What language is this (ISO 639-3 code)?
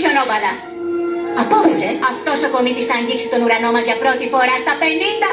ell